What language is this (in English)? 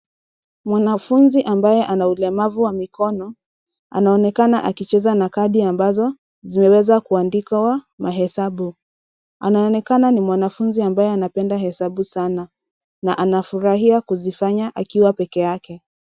Swahili